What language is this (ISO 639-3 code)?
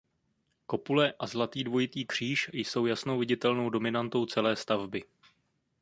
ces